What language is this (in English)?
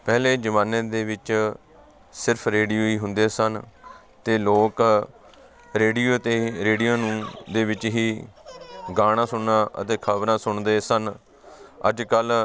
Punjabi